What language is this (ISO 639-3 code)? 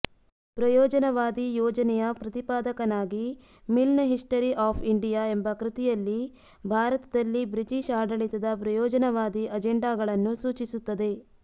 kan